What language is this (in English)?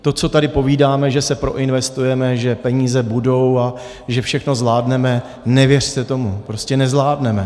Czech